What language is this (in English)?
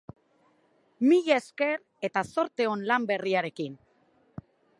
Basque